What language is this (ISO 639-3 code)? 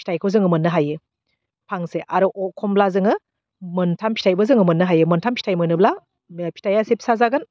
brx